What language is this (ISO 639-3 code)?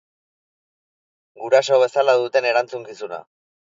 eus